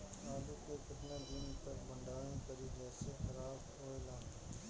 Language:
Bhojpuri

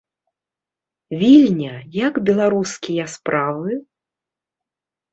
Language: Belarusian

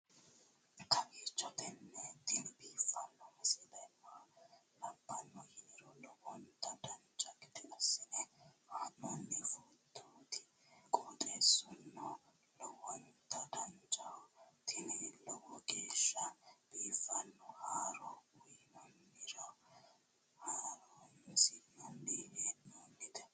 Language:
Sidamo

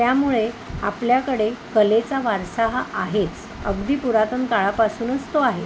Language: Marathi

